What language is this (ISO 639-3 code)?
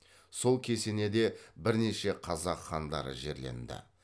kaz